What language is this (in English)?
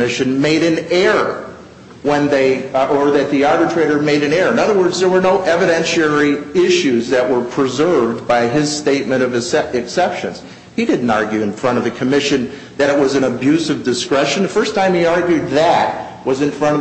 English